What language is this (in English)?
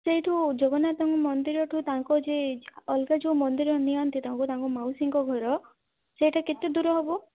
Odia